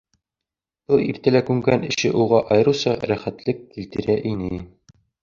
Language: Bashkir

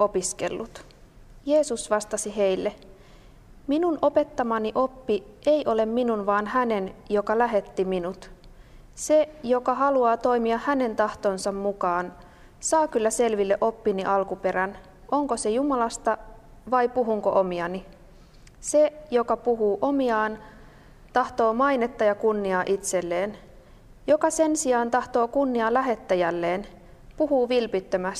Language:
Finnish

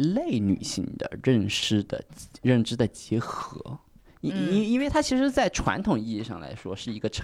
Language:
Chinese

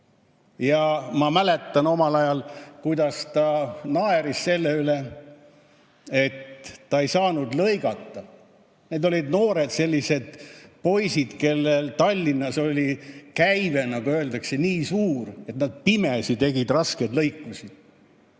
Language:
Estonian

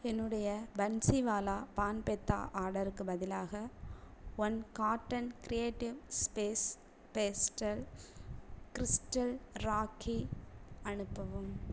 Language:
Tamil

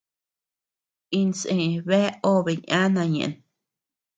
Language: Tepeuxila Cuicatec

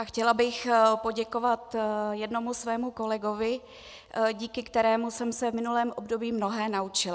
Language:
Czech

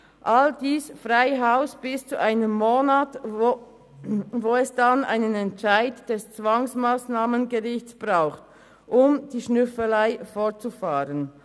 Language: Swiss German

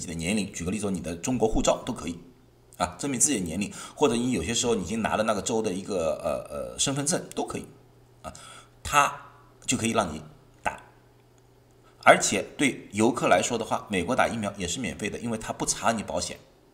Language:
Chinese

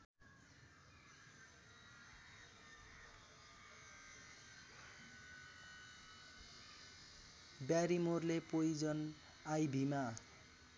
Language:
Nepali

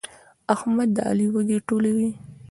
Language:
Pashto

